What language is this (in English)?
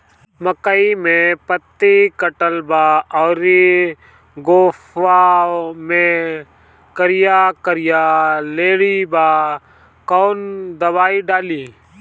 Bhojpuri